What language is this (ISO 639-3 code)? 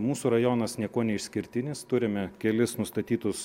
lit